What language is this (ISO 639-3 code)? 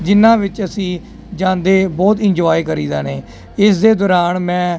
pan